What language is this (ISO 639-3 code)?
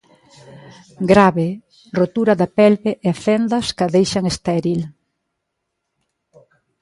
glg